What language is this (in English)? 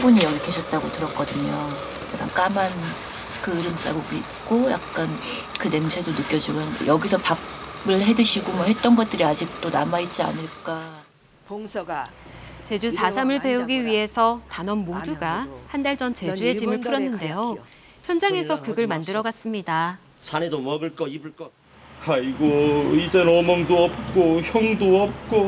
Korean